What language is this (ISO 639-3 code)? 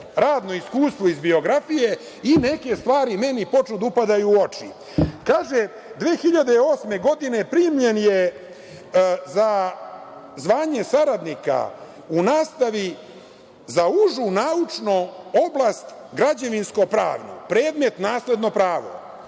srp